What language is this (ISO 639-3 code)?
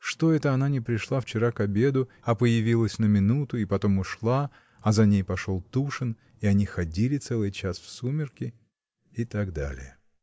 rus